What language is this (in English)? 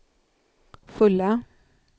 Swedish